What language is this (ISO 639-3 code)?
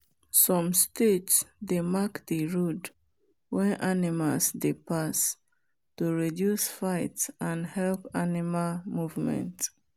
pcm